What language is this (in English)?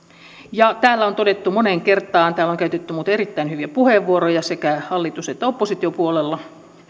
Finnish